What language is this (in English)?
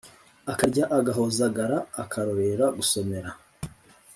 Kinyarwanda